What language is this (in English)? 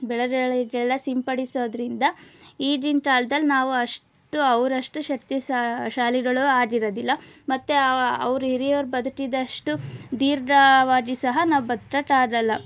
Kannada